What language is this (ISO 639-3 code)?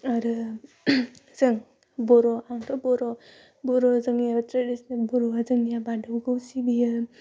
brx